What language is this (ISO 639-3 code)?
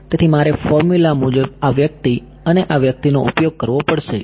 guj